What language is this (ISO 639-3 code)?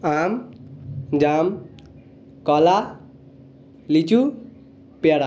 ben